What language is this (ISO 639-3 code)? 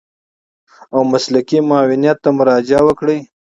pus